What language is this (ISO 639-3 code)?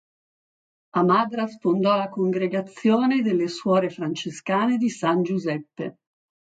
ita